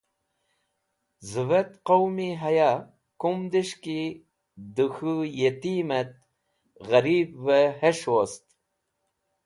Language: Wakhi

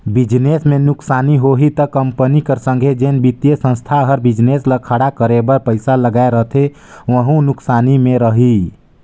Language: Chhattisgarhi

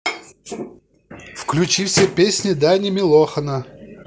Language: Russian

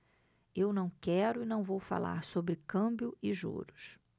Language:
Portuguese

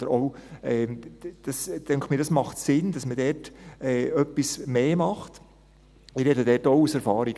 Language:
Swiss German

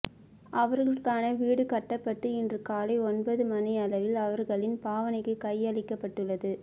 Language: Tamil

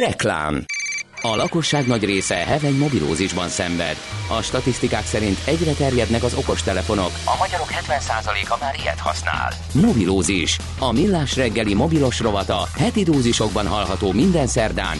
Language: Hungarian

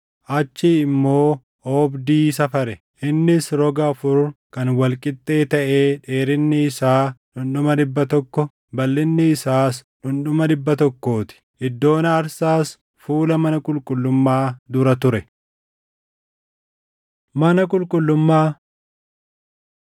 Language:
Oromo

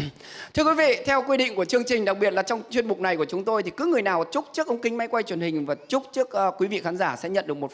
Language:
Vietnamese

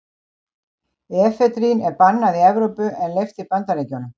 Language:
Icelandic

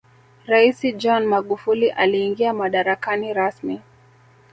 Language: Swahili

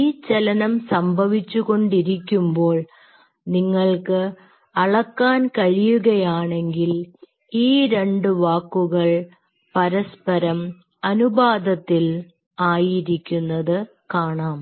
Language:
Malayalam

